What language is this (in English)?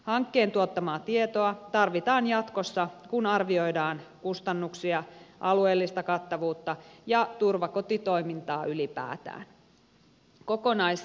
Finnish